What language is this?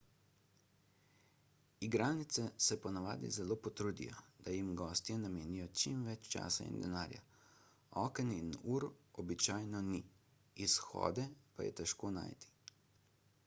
Slovenian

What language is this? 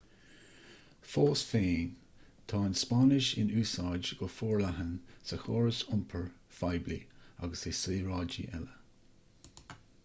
Irish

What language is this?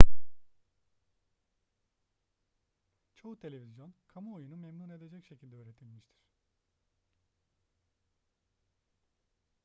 Turkish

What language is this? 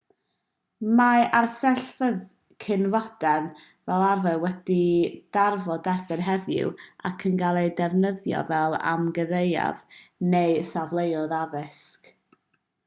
Welsh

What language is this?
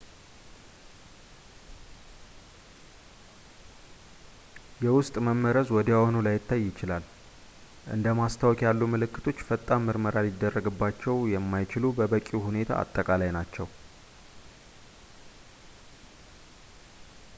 Amharic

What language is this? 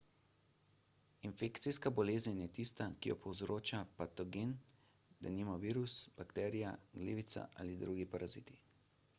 Slovenian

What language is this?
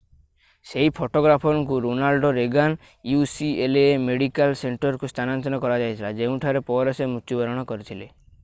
Odia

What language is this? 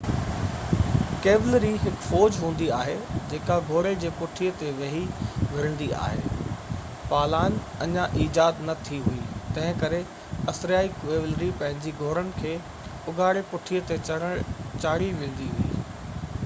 Sindhi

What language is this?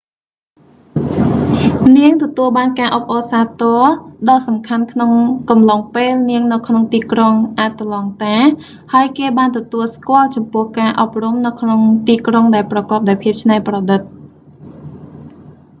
Khmer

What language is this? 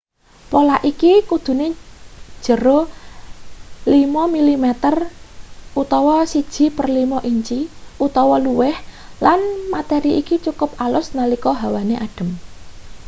Javanese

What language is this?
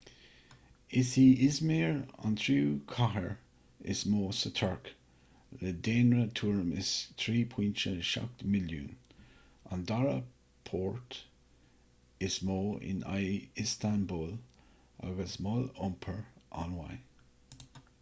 Irish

